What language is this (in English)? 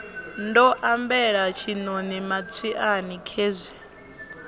Venda